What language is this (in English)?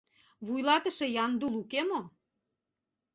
Mari